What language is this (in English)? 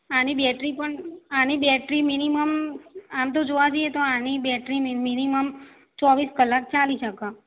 Gujarati